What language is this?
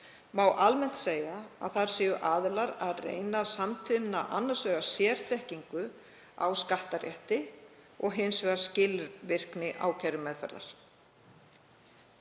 Icelandic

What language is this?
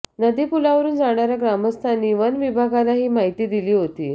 Marathi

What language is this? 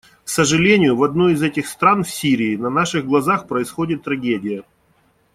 Russian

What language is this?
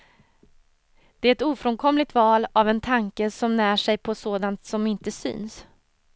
Swedish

